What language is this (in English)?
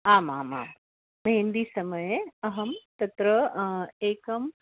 Sanskrit